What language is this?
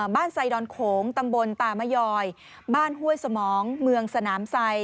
Thai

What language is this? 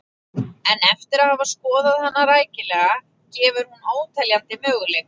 Icelandic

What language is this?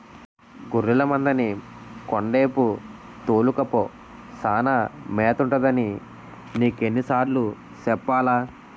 Telugu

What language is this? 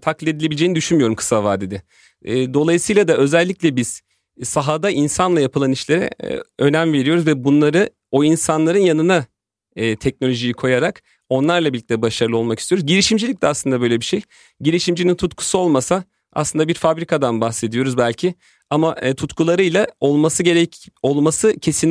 Turkish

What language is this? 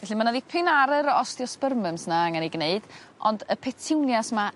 Welsh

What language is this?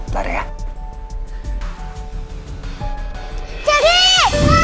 Indonesian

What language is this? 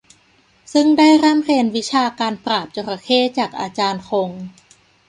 Thai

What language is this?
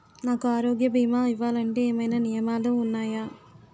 Telugu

